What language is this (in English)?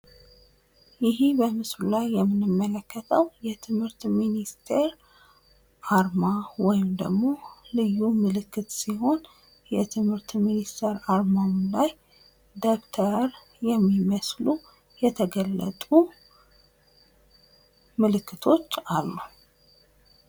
Amharic